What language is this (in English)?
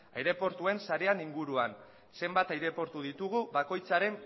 Basque